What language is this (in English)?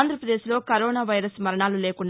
Telugu